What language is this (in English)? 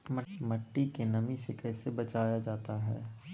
Magahi